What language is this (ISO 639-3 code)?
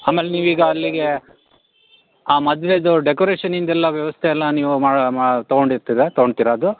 kan